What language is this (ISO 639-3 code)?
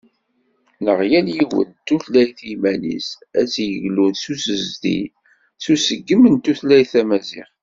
kab